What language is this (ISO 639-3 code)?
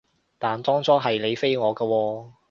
yue